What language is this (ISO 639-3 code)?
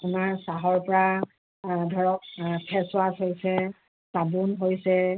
asm